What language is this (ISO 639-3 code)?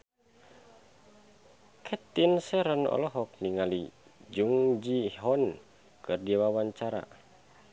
sun